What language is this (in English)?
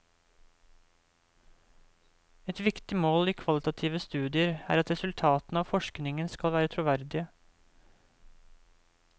Norwegian